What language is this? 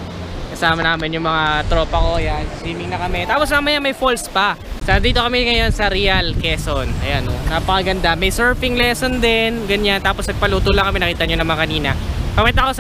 Filipino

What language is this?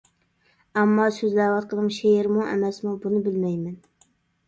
Uyghur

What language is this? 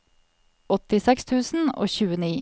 Norwegian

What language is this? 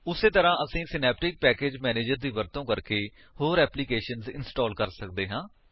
Punjabi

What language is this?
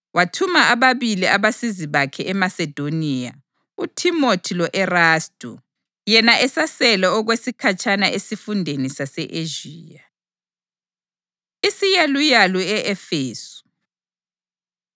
North Ndebele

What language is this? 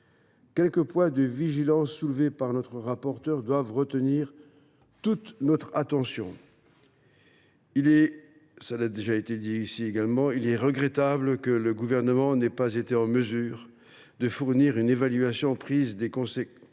French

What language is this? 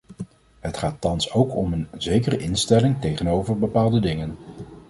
Dutch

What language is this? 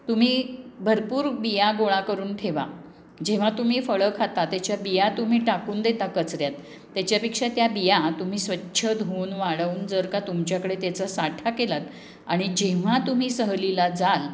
Marathi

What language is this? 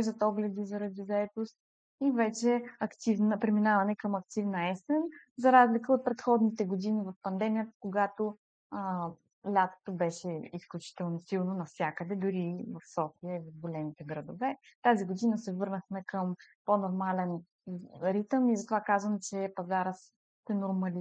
Bulgarian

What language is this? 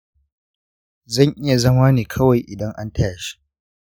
Hausa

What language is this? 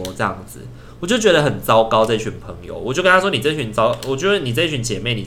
Chinese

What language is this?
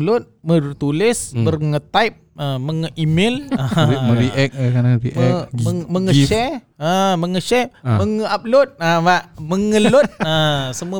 Malay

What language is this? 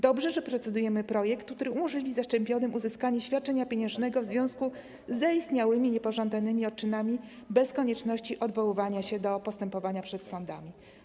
Polish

